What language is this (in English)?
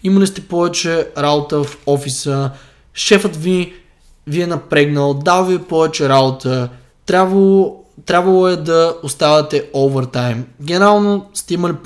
Bulgarian